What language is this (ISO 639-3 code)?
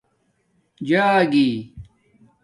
dmk